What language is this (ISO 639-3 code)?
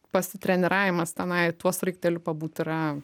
lit